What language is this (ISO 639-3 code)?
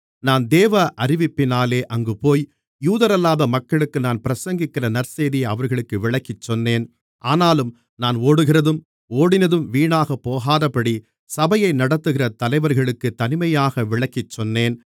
tam